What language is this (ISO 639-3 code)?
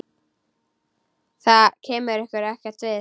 isl